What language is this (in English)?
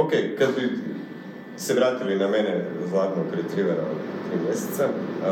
Croatian